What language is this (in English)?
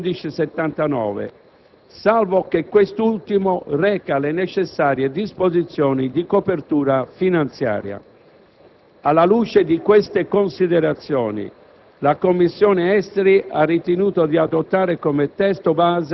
Italian